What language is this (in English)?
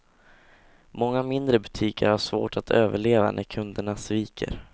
Swedish